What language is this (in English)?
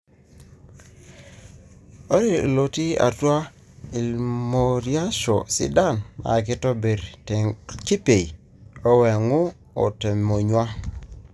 Masai